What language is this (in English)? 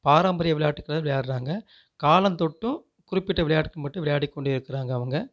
Tamil